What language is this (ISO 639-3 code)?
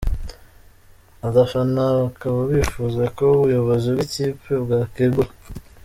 kin